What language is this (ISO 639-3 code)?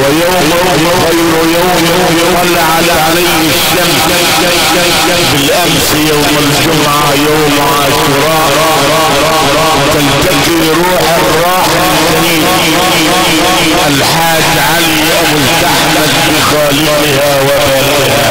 ara